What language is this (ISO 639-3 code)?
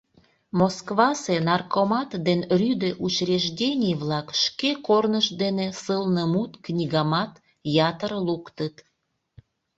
chm